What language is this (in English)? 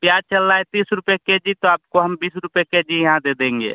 Hindi